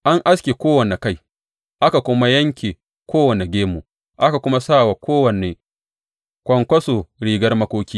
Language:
Hausa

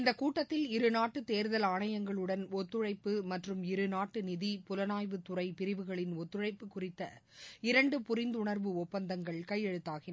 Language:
Tamil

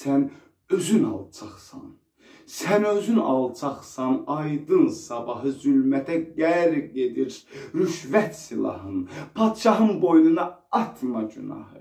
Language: Turkish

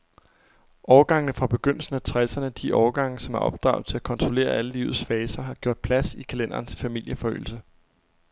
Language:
Danish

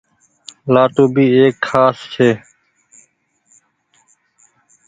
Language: Goaria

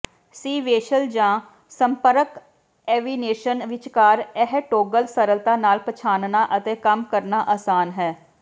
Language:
Punjabi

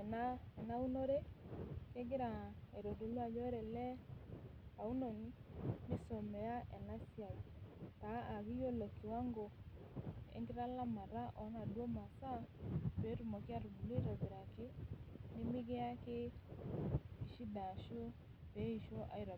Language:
Masai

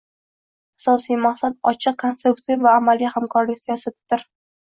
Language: Uzbek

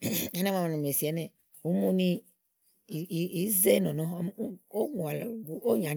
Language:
Igo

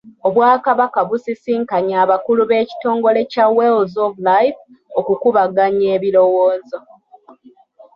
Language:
Ganda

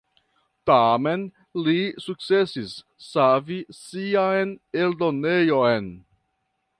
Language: Esperanto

